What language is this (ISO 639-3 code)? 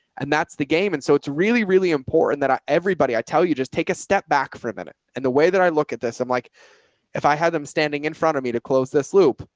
eng